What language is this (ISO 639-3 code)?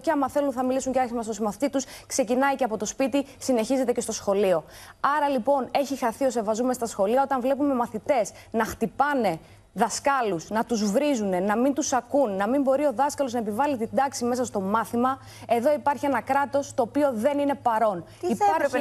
ell